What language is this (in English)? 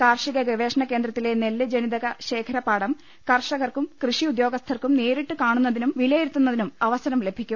Malayalam